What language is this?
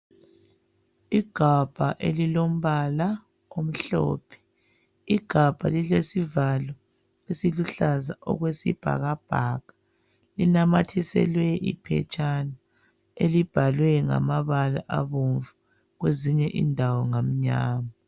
North Ndebele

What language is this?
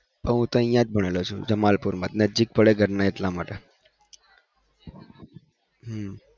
Gujarati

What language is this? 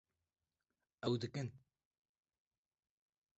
Kurdish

